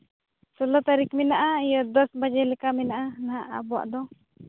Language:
Santali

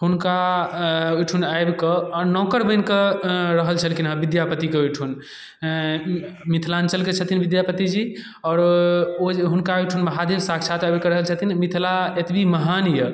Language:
Maithili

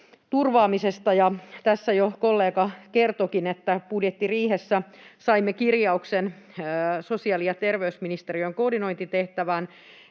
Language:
Finnish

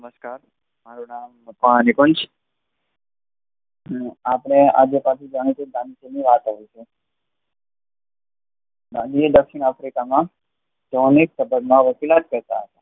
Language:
Gujarati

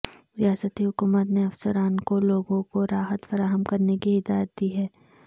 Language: Urdu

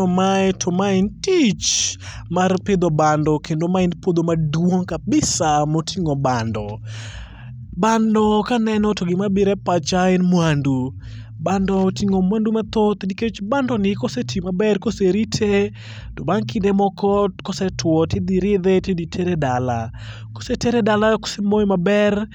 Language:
Luo (Kenya and Tanzania)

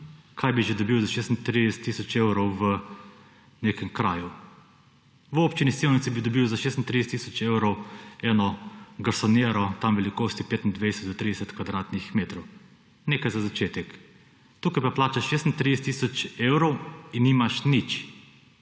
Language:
Slovenian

